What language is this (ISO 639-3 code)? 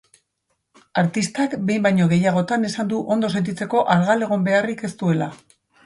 eus